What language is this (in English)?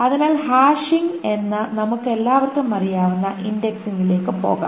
Malayalam